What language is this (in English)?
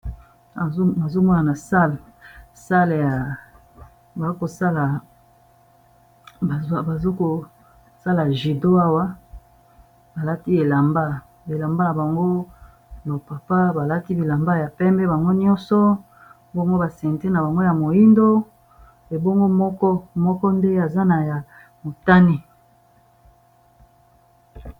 Lingala